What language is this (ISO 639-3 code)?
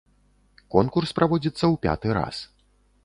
bel